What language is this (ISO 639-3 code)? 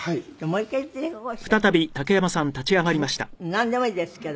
jpn